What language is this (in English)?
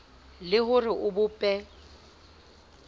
Southern Sotho